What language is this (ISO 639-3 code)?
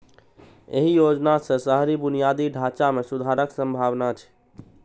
mai